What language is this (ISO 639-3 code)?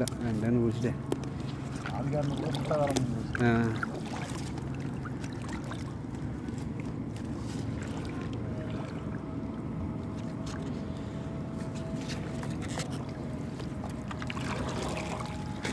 spa